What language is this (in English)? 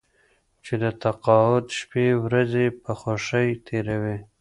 Pashto